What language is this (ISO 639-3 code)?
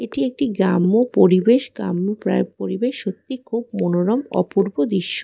ben